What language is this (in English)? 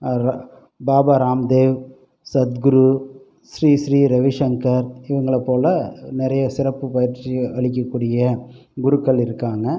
Tamil